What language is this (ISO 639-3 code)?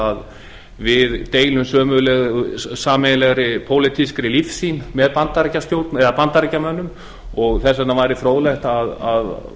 isl